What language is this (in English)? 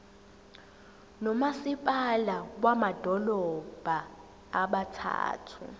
Zulu